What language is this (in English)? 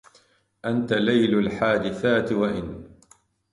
Arabic